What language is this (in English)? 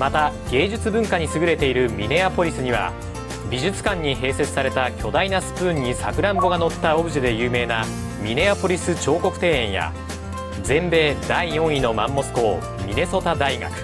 Japanese